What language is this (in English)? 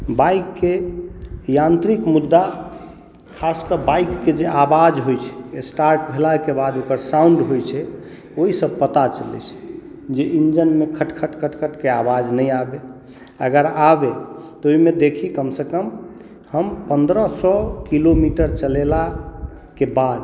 Maithili